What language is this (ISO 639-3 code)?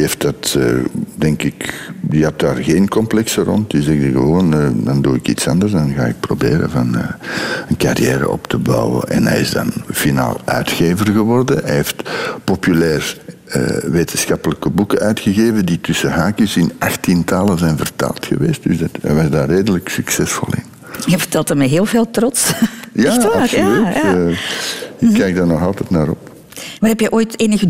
nld